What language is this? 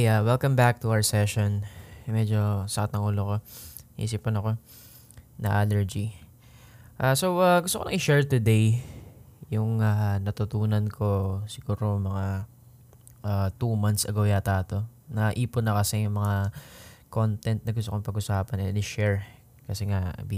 Filipino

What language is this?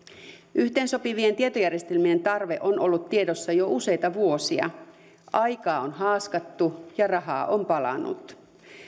Finnish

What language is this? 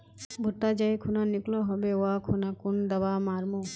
Magahi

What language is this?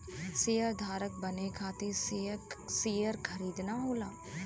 Bhojpuri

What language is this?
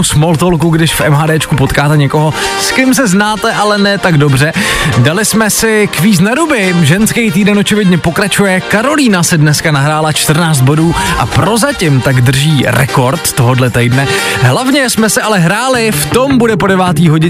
Czech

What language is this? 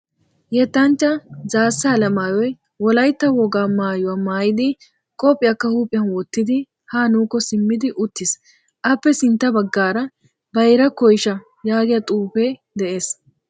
Wolaytta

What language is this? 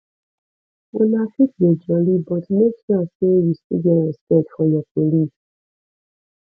Nigerian Pidgin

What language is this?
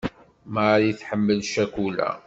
Kabyle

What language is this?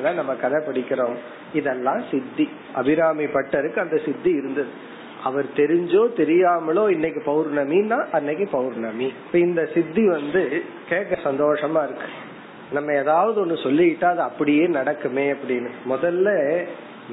Tamil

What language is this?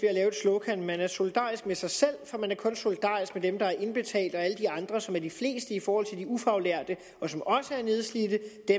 Danish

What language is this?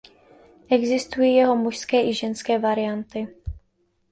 Czech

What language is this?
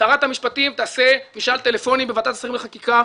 Hebrew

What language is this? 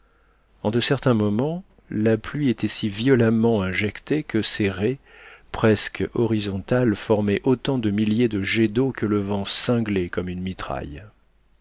French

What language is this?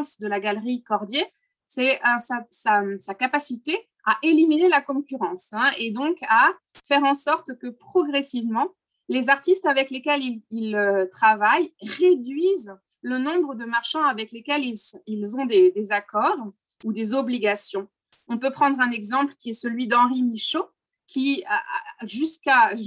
French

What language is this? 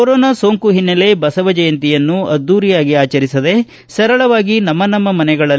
Kannada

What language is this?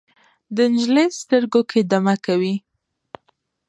Pashto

